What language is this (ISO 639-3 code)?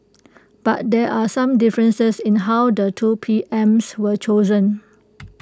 eng